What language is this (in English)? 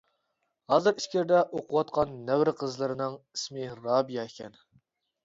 Uyghur